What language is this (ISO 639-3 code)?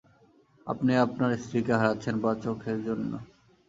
ben